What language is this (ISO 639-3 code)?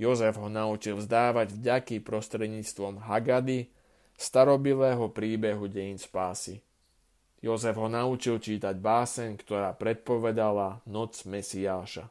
slk